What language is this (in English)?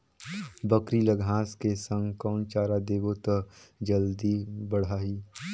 Chhattisgarhi